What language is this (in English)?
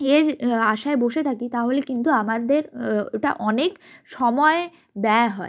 Bangla